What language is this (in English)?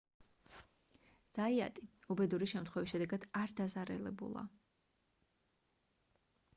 Georgian